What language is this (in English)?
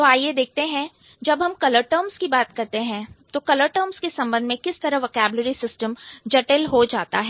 Hindi